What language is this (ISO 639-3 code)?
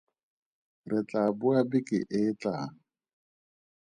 tsn